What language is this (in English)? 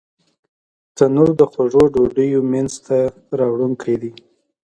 Pashto